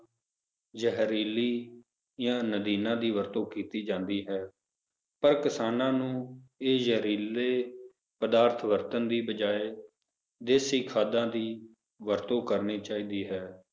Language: Punjabi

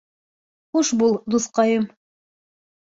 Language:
Bashkir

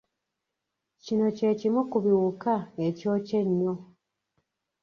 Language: Ganda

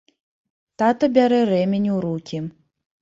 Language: Belarusian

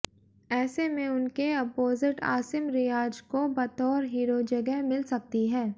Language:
Hindi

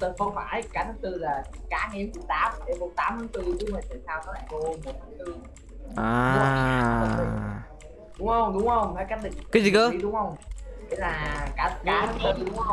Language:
Vietnamese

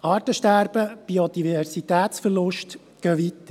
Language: Swiss German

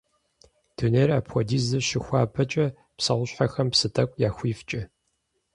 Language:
Kabardian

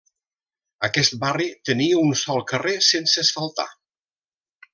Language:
Catalan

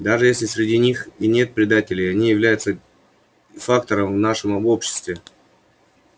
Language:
Russian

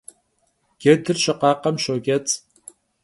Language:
Kabardian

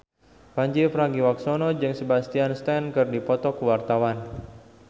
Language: Sundanese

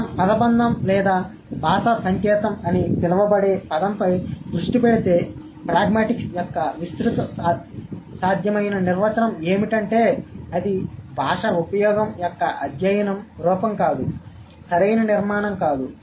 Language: Telugu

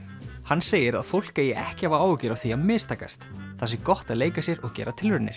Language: Icelandic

